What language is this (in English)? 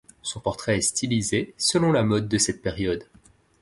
French